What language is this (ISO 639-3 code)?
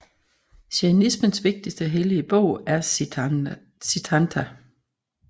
dan